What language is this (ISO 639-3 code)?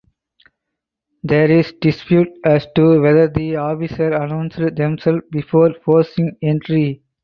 eng